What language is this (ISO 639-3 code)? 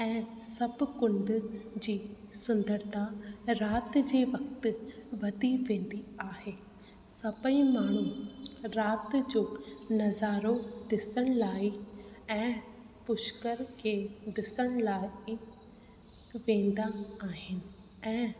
snd